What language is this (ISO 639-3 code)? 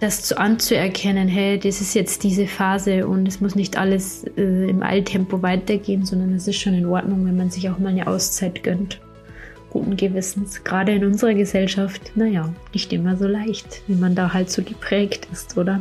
deu